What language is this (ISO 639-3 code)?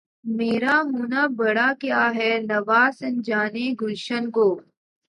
urd